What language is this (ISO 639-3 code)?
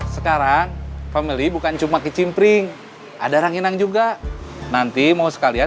ind